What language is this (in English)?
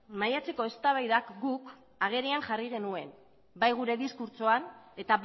Basque